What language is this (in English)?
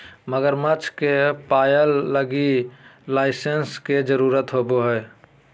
Magahi